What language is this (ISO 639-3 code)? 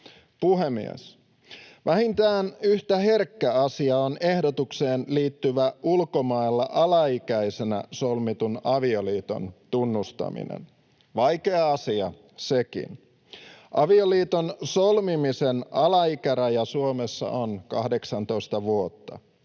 fin